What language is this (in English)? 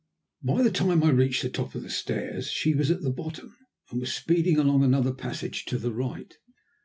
English